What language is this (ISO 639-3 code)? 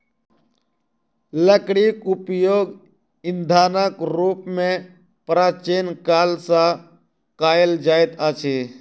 mai